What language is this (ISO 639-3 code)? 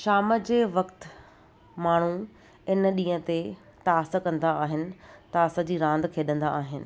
snd